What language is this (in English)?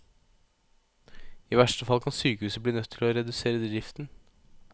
Norwegian